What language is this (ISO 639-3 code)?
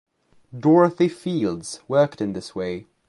eng